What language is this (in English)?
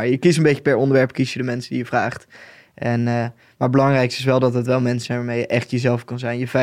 Dutch